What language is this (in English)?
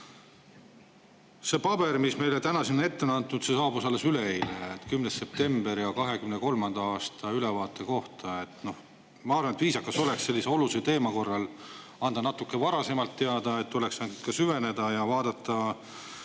Estonian